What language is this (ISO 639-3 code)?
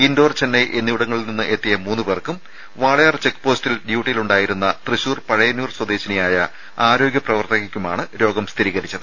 mal